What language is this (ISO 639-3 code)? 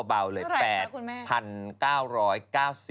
tha